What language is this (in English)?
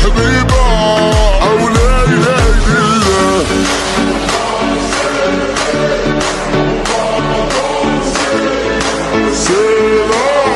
Arabic